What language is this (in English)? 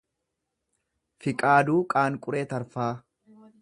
Oromo